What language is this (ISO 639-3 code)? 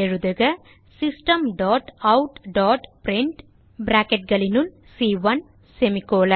tam